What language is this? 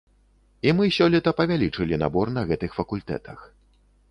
Belarusian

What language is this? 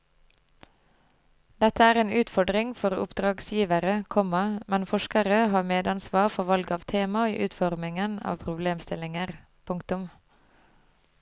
Norwegian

